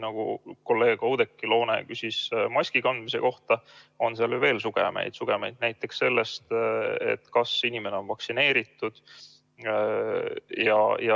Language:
Estonian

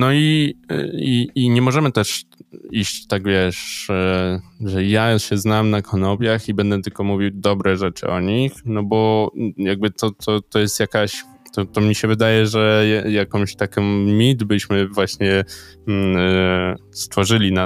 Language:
Polish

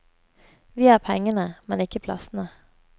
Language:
Norwegian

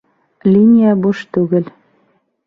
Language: Bashkir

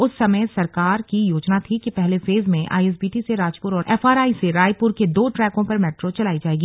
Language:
Hindi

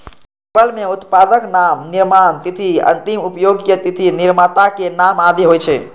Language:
Maithili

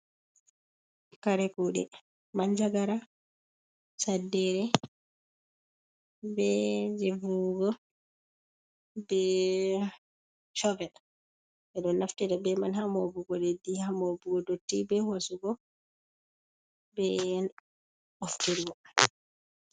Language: Fula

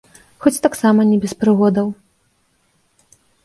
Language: Belarusian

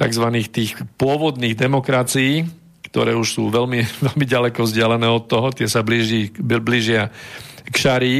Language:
Slovak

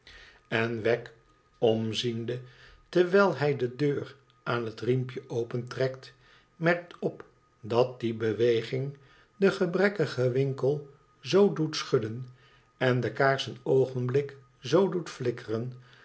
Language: Dutch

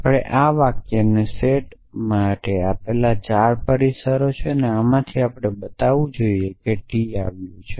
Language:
Gujarati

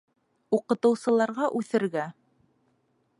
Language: Bashkir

